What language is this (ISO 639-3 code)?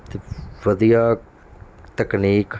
pan